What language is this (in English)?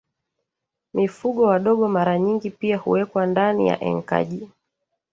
Swahili